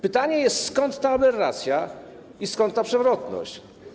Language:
Polish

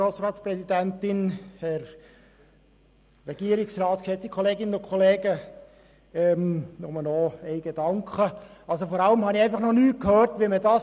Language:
Swiss German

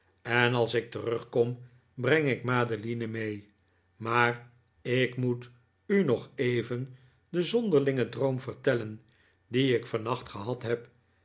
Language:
Dutch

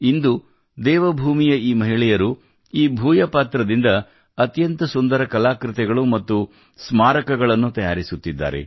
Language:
Kannada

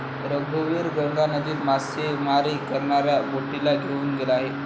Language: Marathi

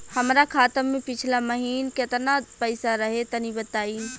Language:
Bhojpuri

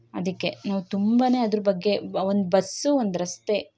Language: Kannada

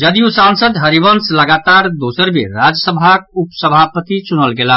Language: Maithili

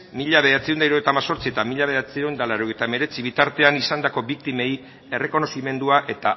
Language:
Basque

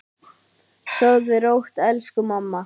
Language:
Icelandic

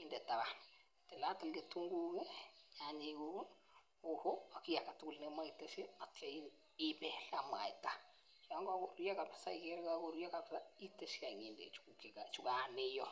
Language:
Kalenjin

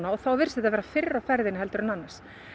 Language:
Icelandic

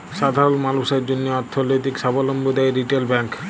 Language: Bangla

